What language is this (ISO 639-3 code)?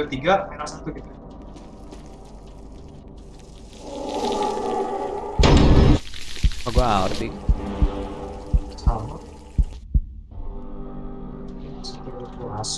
ind